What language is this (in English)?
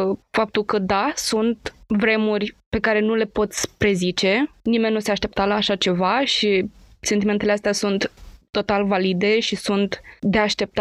Romanian